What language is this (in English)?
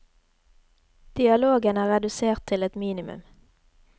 Norwegian